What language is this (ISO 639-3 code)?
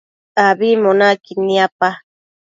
mcf